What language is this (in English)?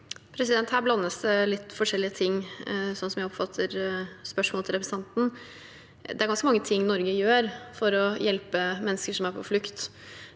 Norwegian